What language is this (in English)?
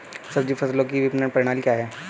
Hindi